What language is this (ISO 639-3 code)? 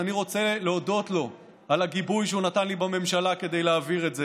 heb